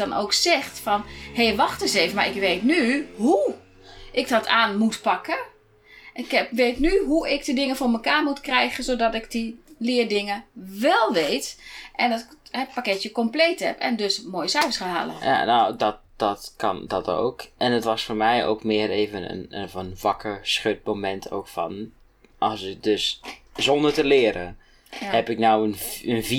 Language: Dutch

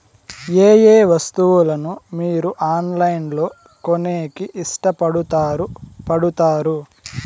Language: Telugu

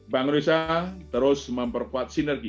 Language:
Indonesian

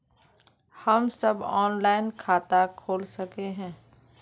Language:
Magahi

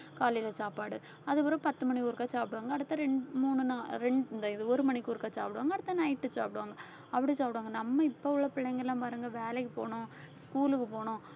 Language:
Tamil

